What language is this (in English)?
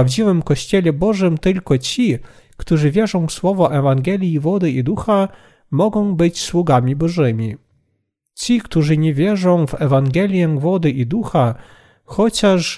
Polish